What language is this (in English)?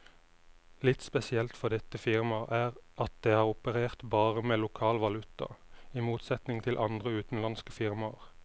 Norwegian